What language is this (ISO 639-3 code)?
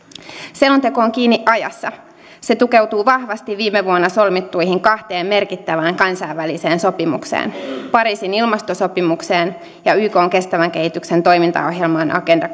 fin